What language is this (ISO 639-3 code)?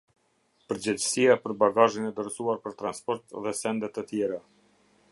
sqi